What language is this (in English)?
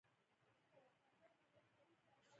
Pashto